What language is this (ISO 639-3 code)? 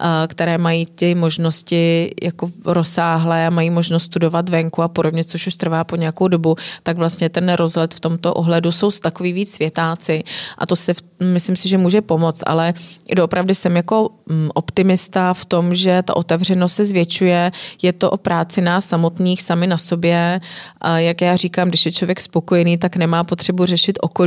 ces